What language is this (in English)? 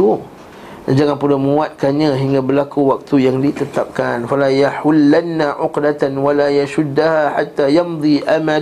Malay